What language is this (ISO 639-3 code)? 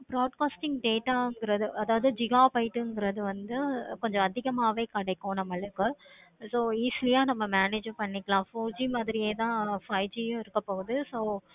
tam